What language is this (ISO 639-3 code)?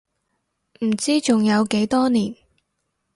yue